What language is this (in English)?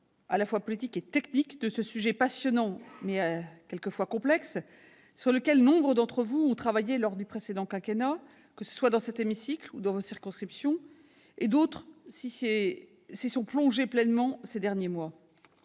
French